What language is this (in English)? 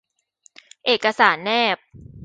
Thai